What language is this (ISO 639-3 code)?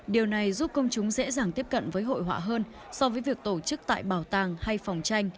vie